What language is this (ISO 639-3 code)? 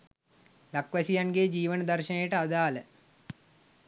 sin